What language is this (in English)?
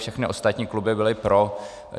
Czech